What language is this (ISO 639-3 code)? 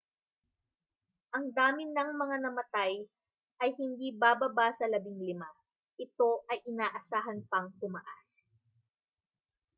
fil